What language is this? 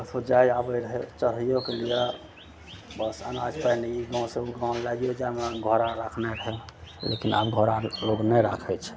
Maithili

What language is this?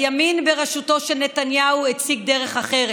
Hebrew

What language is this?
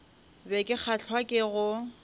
Northern Sotho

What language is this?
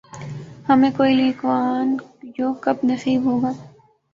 Urdu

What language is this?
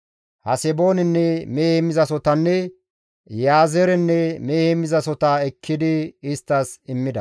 Gamo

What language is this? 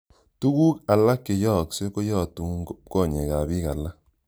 Kalenjin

